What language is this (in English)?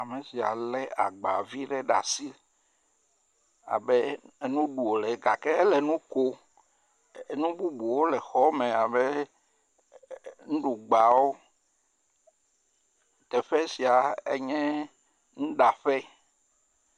Ewe